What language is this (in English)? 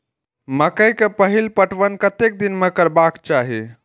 Maithili